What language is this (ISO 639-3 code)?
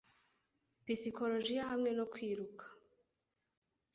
kin